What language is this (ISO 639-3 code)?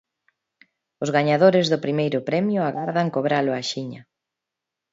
glg